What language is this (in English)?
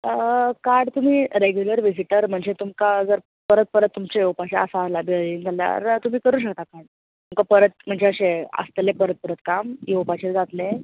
Konkani